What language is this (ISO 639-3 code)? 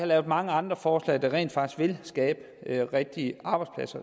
dan